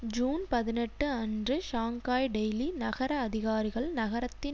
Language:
Tamil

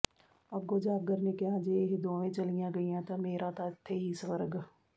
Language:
Punjabi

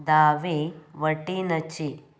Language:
Konkani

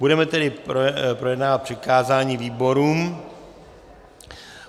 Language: Czech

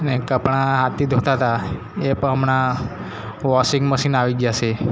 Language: Gujarati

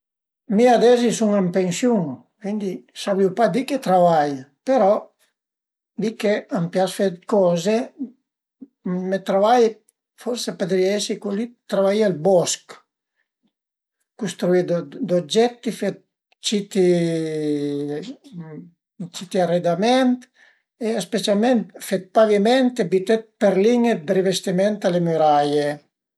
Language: Piedmontese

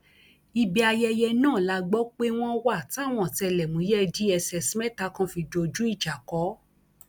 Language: Yoruba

